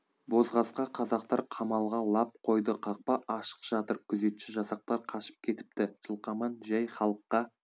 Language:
Kazakh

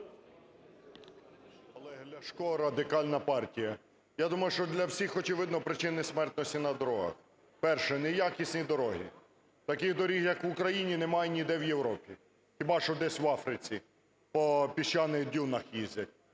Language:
Ukrainian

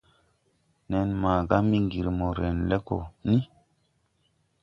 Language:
Tupuri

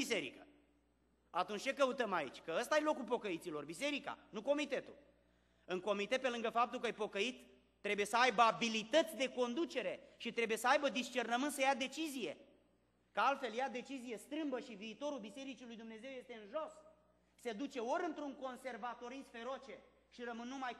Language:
Romanian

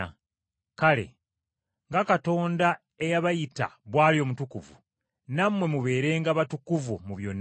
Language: Ganda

